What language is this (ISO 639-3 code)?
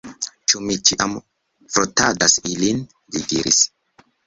epo